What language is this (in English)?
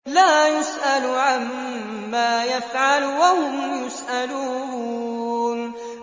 Arabic